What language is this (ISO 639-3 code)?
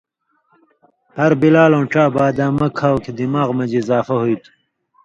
mvy